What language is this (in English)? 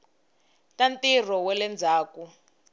Tsonga